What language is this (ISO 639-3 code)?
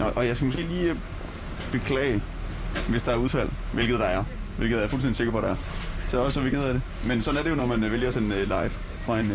dan